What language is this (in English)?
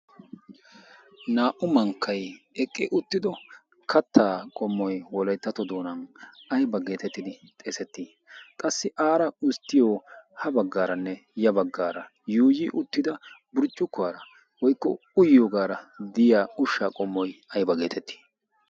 Wolaytta